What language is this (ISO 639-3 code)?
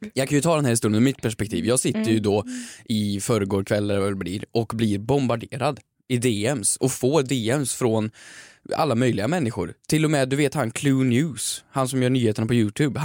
swe